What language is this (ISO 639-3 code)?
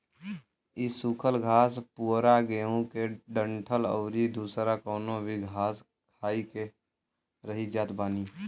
bho